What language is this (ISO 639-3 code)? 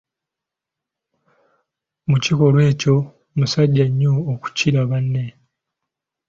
lug